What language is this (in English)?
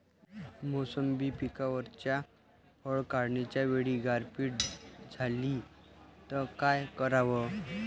Marathi